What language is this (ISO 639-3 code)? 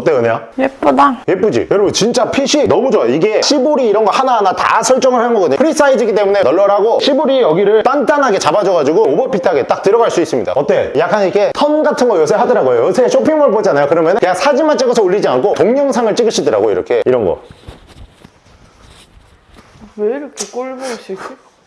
kor